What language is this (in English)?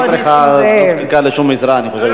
Hebrew